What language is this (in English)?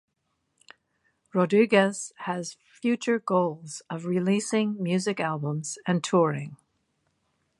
English